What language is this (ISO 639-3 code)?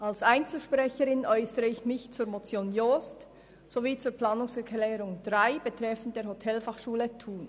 gsw